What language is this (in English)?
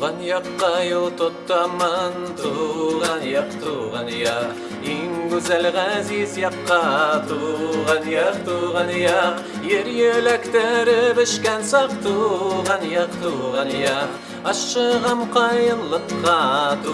Turkish